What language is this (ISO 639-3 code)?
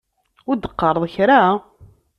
kab